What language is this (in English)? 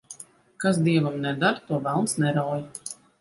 Latvian